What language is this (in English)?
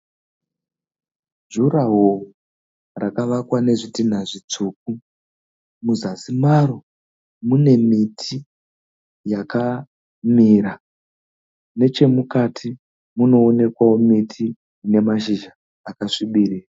Shona